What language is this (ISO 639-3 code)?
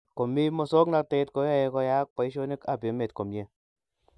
kln